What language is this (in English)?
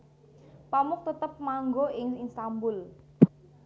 Javanese